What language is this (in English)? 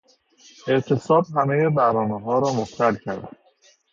Persian